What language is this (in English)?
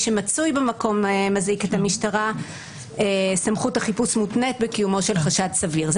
Hebrew